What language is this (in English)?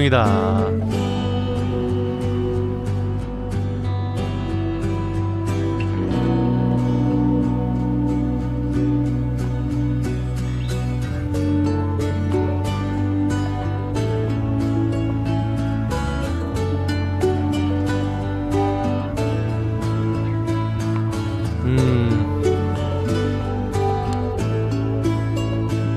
Korean